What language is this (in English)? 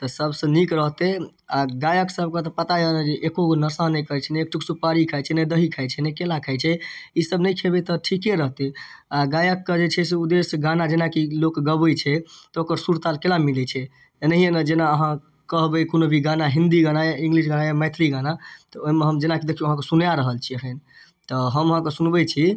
Maithili